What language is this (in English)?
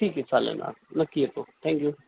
Marathi